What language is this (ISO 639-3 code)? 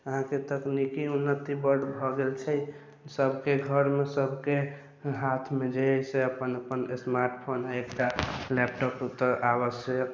mai